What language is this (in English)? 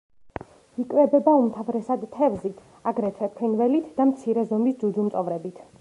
Georgian